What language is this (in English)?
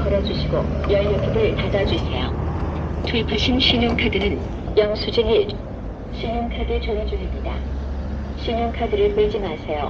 Korean